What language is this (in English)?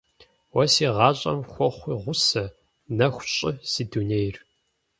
Kabardian